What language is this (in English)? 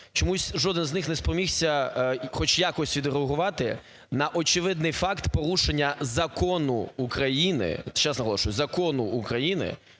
Ukrainian